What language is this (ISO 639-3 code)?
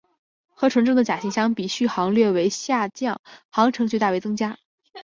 zho